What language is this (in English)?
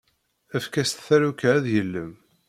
Kabyle